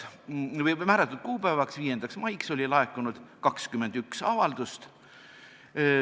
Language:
Estonian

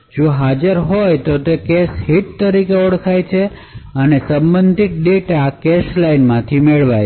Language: Gujarati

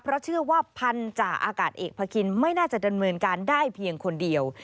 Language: Thai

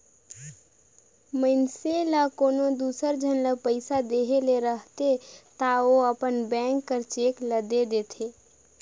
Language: Chhattisgarhi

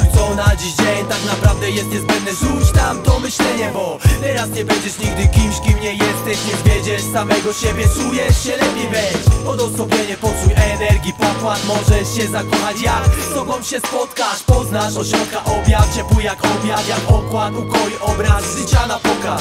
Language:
Polish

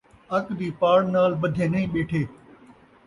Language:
Saraiki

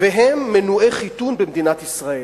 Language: Hebrew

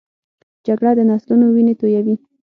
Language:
Pashto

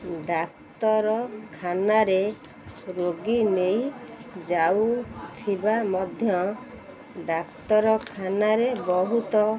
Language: Odia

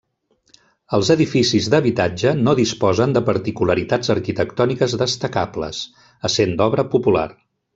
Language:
Catalan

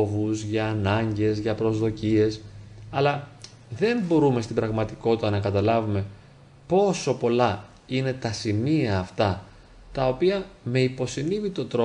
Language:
Greek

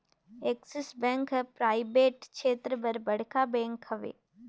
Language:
Chhattisgarhi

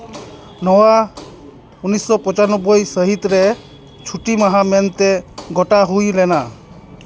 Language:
Santali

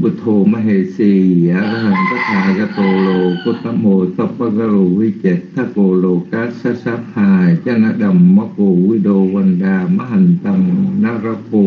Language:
Vietnamese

